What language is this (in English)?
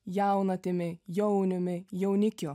Lithuanian